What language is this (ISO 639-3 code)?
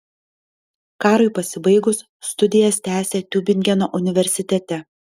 lit